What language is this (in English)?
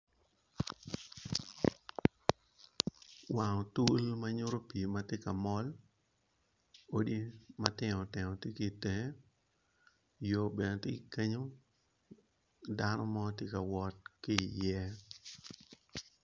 Acoli